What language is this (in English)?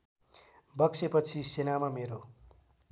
Nepali